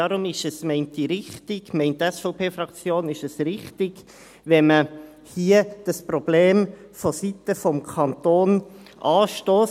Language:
Swiss German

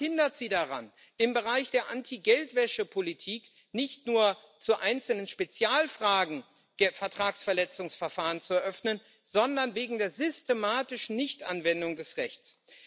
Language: German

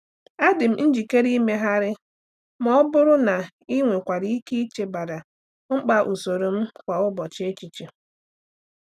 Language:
Igbo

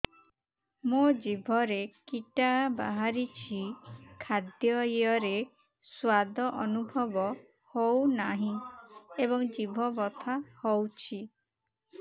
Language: Odia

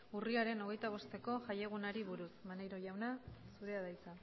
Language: Basque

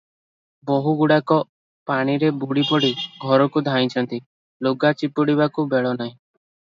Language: Odia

